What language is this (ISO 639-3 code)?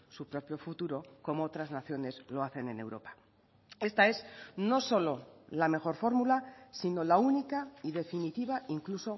spa